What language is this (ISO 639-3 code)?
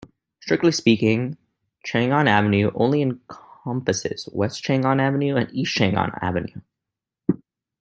eng